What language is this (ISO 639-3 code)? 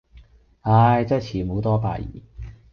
yue